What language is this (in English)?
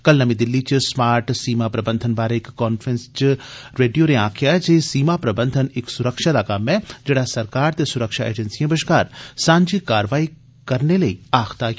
Dogri